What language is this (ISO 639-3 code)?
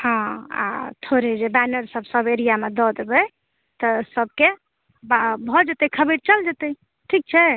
mai